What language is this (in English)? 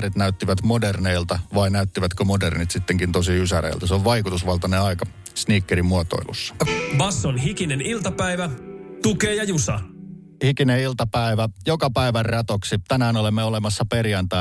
Finnish